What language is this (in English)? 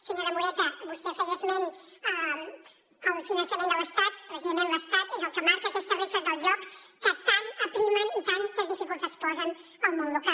Catalan